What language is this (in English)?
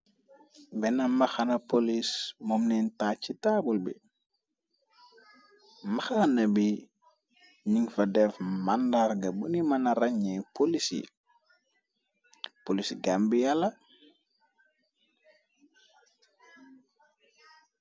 Wolof